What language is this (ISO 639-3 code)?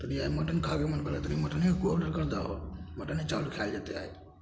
mai